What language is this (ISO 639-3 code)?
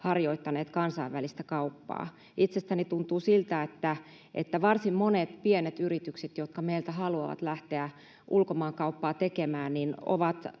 fin